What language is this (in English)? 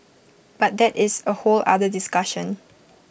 English